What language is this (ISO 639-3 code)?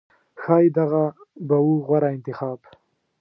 pus